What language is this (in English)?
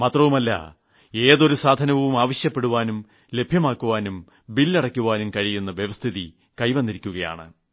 Malayalam